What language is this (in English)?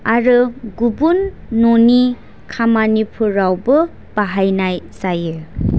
Bodo